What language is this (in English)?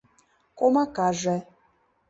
Mari